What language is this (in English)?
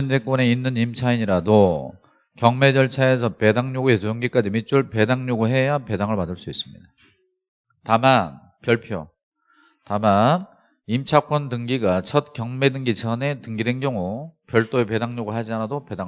Korean